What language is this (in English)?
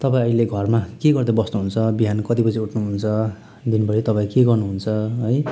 Nepali